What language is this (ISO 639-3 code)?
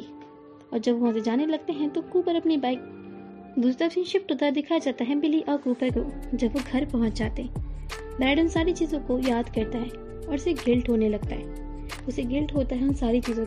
hin